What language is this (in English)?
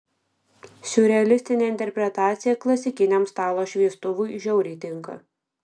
Lithuanian